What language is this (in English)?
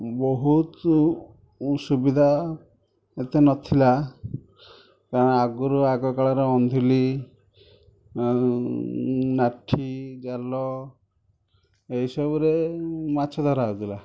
Odia